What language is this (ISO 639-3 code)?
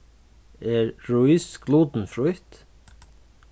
fao